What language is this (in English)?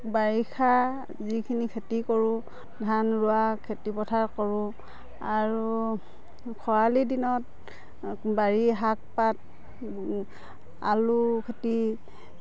Assamese